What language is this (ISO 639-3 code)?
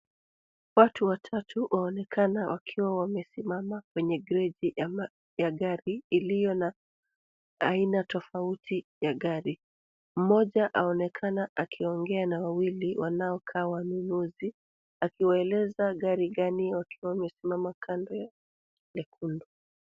swa